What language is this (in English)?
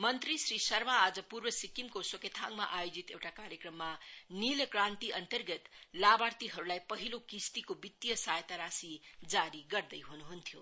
Nepali